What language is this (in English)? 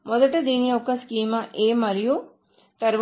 Telugu